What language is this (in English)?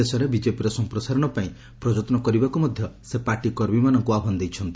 Odia